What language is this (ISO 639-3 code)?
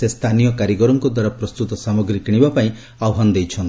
ori